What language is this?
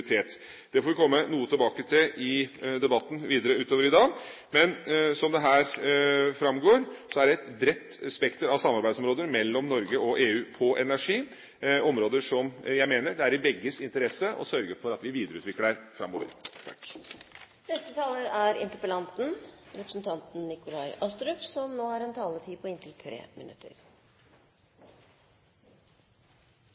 Norwegian Bokmål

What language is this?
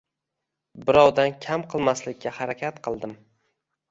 Uzbek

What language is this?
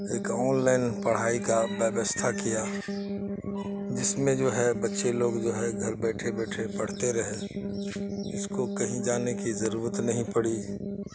Urdu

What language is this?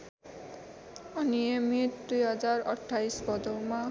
Nepali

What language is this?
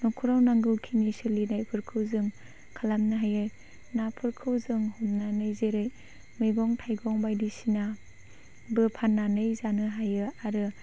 Bodo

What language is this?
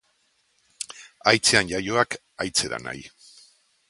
Basque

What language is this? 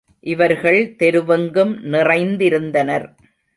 Tamil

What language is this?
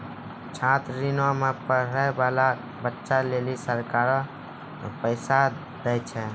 Maithili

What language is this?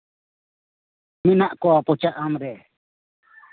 Santali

